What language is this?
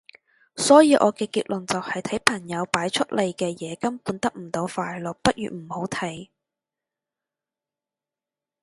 Cantonese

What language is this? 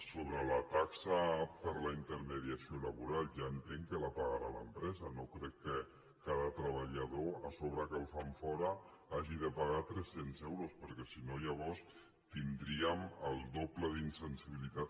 Catalan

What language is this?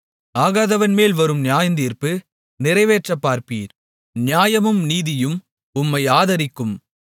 Tamil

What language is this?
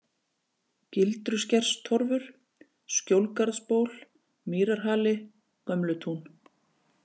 Icelandic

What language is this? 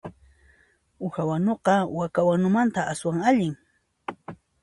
Puno Quechua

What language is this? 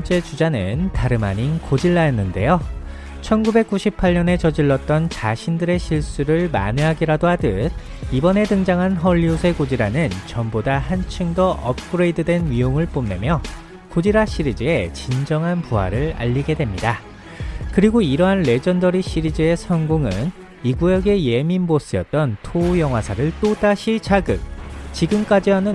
Korean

